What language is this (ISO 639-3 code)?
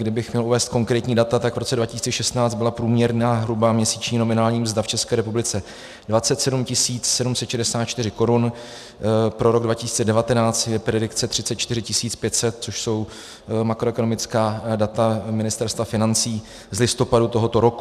ces